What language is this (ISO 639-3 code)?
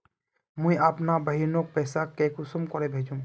mag